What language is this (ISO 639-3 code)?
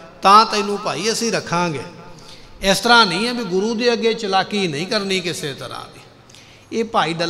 pan